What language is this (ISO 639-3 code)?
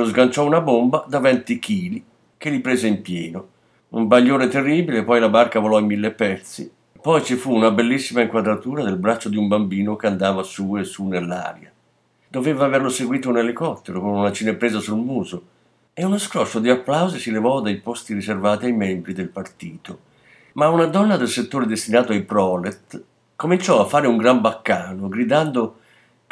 ita